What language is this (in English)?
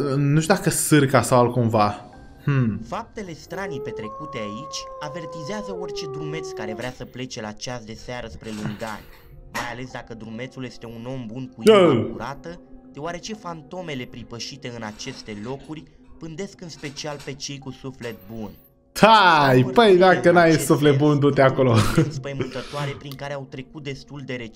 Romanian